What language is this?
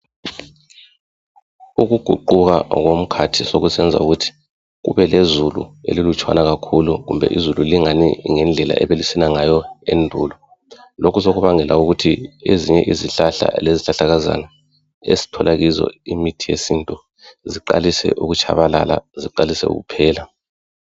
North Ndebele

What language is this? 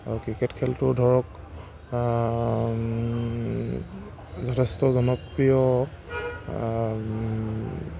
Assamese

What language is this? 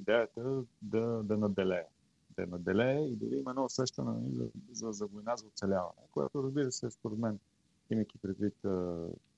Bulgarian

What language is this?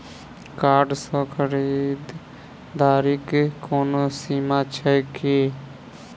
Maithili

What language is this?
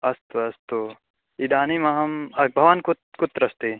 Sanskrit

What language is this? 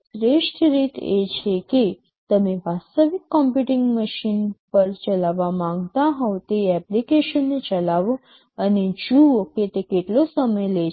Gujarati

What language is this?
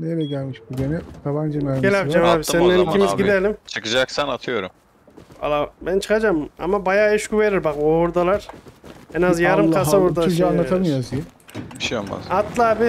Turkish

